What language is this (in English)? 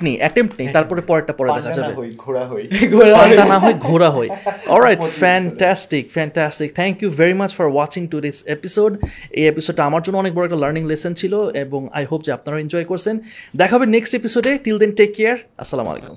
Bangla